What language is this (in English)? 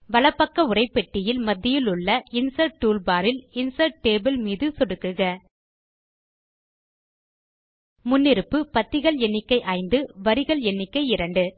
Tamil